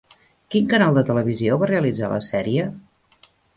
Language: Catalan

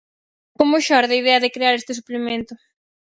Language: Galician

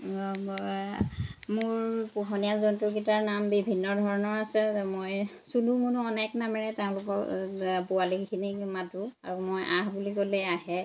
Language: Assamese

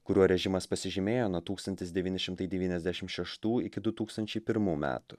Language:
Lithuanian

